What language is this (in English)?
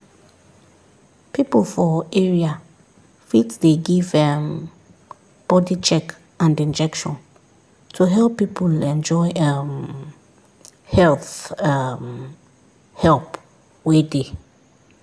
Nigerian Pidgin